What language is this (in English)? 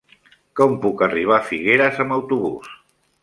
Catalan